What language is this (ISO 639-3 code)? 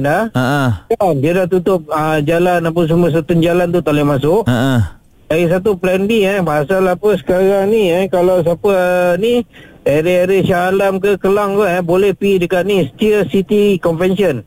msa